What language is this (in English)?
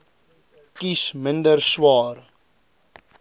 Afrikaans